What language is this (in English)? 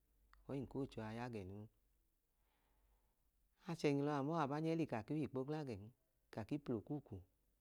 Idoma